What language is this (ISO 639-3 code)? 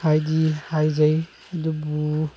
mni